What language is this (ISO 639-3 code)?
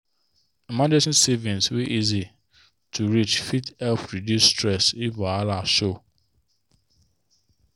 pcm